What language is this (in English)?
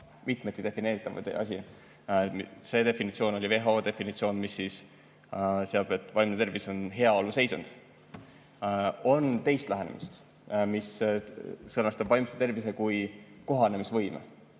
Estonian